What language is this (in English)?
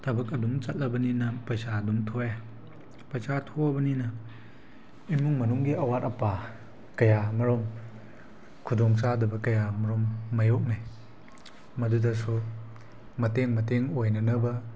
Manipuri